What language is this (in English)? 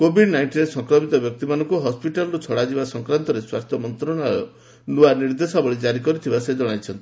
Odia